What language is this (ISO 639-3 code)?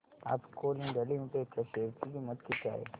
mar